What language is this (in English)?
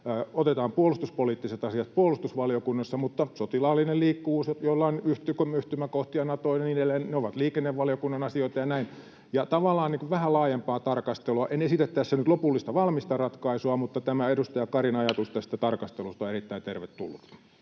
Finnish